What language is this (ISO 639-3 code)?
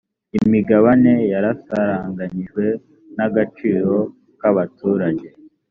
kin